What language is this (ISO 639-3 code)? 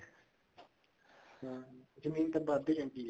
pan